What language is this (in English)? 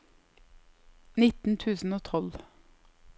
Norwegian